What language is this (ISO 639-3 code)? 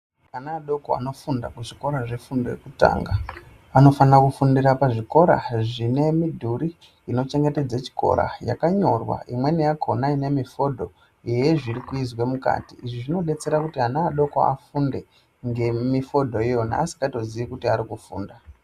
ndc